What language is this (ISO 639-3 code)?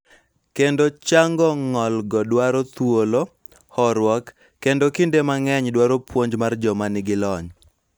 luo